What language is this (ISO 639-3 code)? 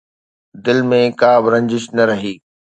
snd